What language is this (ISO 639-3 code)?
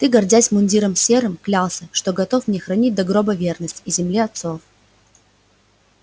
rus